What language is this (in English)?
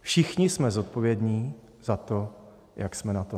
Czech